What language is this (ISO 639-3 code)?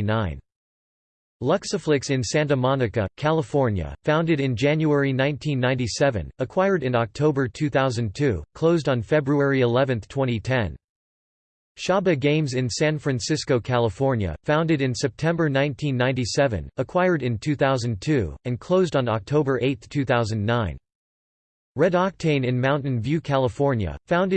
eng